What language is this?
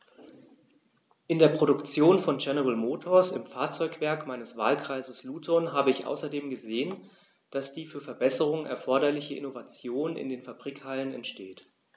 German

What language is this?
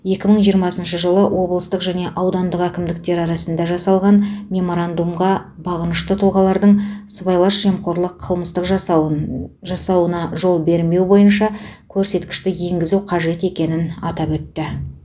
Kazakh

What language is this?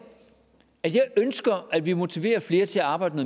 Danish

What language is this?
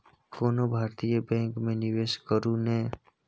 Maithili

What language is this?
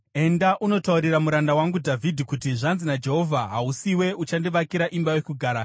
Shona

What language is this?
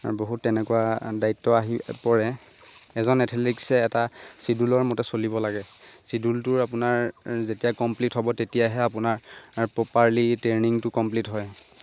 Assamese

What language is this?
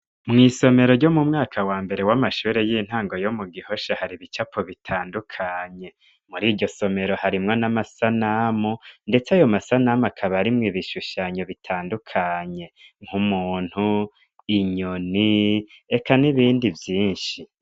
Rundi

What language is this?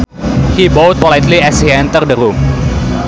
Sundanese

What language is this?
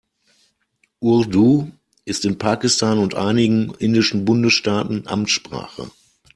German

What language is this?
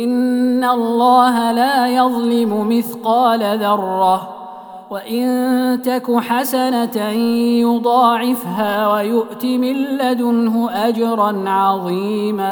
Arabic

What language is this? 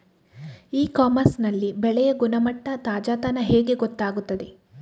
Kannada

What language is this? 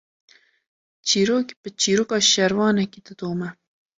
Kurdish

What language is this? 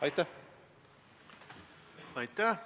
Estonian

